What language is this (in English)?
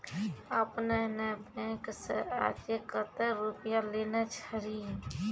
Maithili